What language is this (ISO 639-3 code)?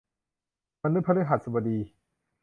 tha